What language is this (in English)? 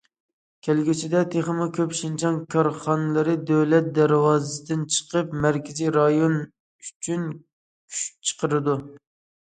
Uyghur